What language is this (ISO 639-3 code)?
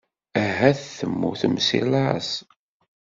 kab